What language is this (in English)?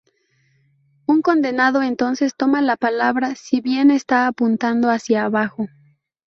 Spanish